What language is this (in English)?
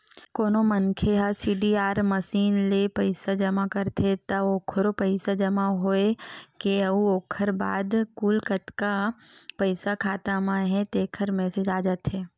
Chhattisgarhi